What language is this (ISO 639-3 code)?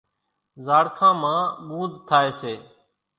gjk